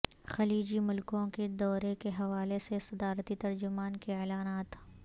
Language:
Urdu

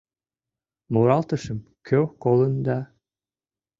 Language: Mari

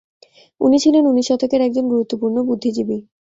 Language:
Bangla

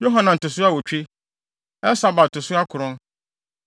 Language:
Akan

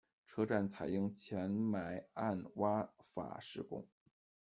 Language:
Chinese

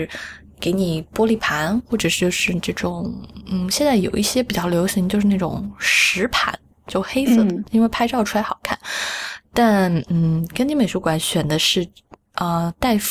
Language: Chinese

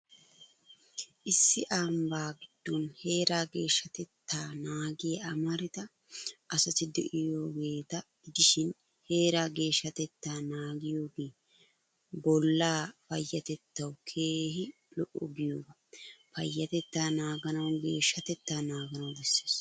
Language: Wolaytta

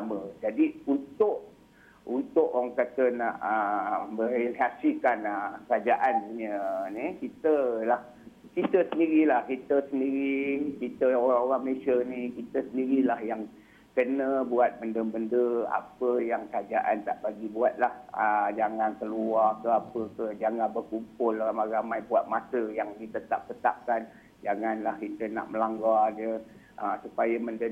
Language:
Malay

